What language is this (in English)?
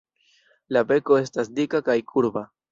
Esperanto